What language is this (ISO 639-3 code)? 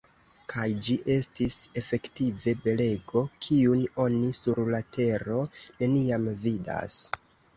epo